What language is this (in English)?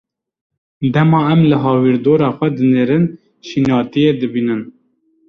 Kurdish